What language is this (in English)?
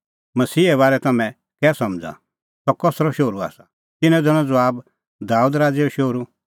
Kullu Pahari